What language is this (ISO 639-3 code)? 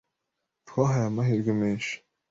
kin